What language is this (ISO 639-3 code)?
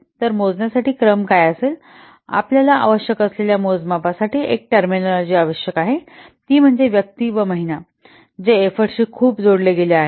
mar